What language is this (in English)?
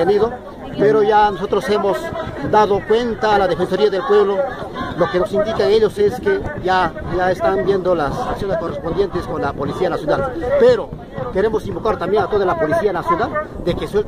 Spanish